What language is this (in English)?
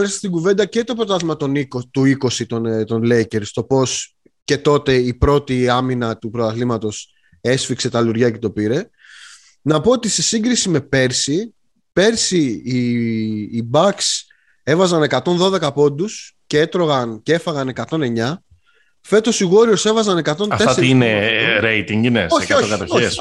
Greek